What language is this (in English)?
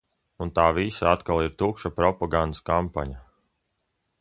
Latvian